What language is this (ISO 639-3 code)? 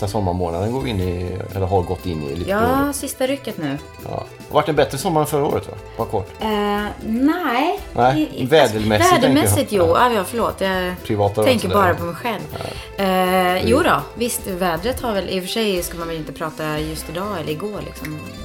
swe